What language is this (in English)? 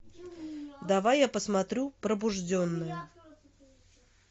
Russian